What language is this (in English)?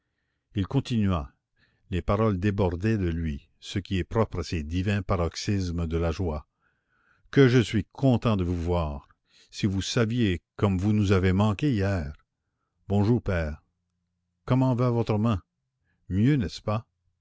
French